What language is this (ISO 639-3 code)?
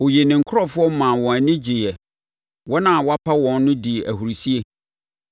aka